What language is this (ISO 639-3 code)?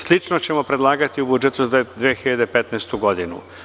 srp